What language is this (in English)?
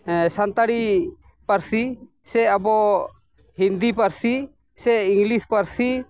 Santali